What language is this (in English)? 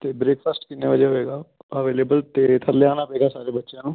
Punjabi